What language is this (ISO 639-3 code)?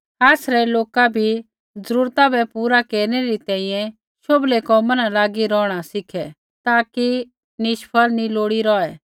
kfx